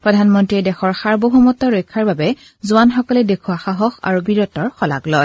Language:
Assamese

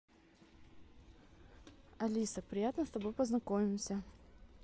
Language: Russian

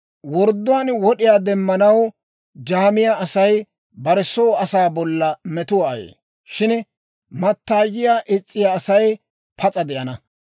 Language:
Dawro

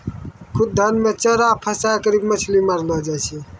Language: Maithili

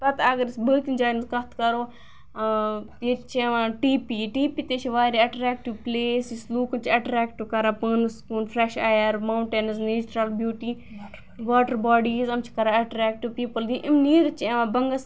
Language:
Kashmiri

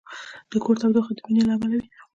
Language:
Pashto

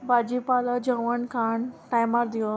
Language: Konkani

